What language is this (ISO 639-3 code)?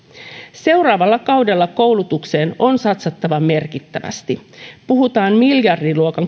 fin